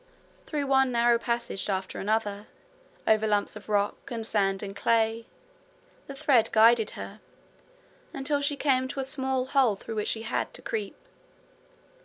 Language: English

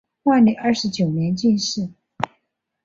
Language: Chinese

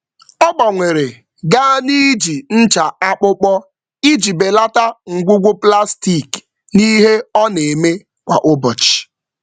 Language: Igbo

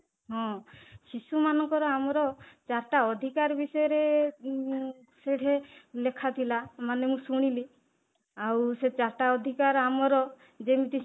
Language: Odia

